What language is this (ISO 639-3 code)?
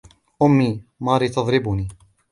ara